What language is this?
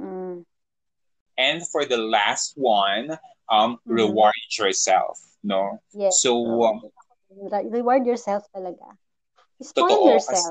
Filipino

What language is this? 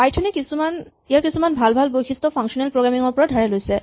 Assamese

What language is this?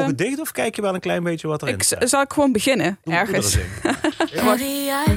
Dutch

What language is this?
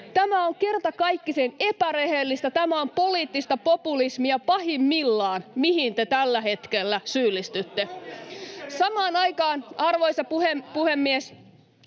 Finnish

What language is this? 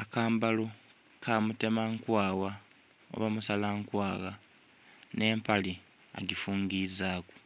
Soga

